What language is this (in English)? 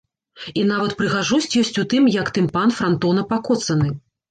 Belarusian